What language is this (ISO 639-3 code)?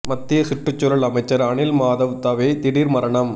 tam